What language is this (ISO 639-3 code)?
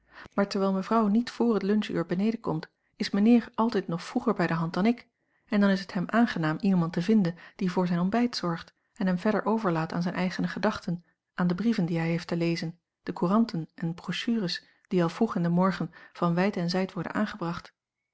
nld